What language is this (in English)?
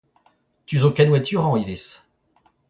Breton